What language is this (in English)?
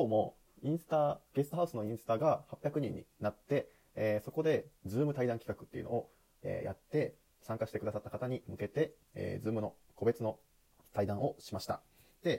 Japanese